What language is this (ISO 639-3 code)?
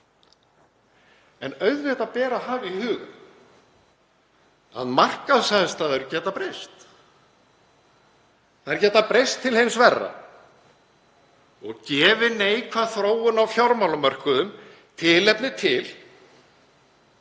isl